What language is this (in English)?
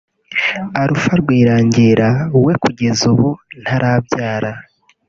Kinyarwanda